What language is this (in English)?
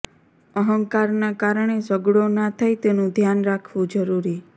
Gujarati